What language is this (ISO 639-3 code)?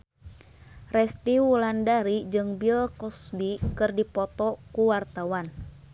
sun